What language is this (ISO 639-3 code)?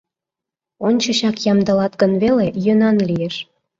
chm